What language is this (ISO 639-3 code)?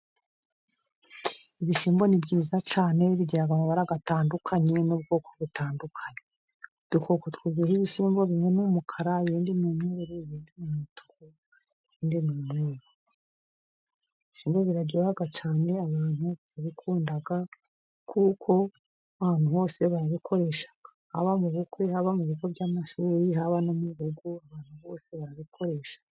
kin